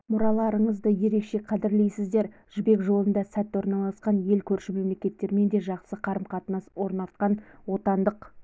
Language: Kazakh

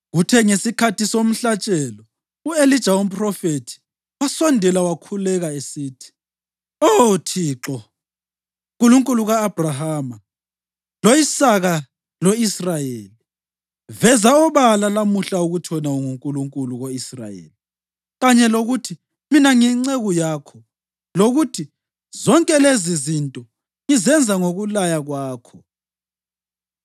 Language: North Ndebele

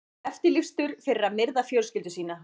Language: Icelandic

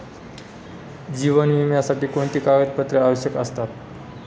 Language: Marathi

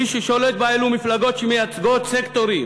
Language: Hebrew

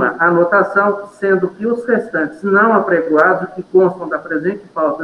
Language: Portuguese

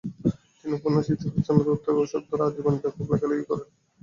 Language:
Bangla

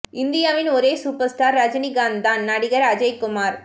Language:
Tamil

